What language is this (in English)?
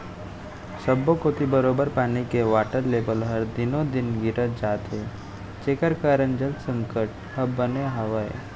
Chhattisgarhi